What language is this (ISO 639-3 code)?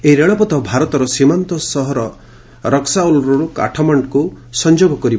ori